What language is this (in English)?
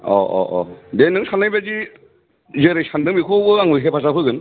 Bodo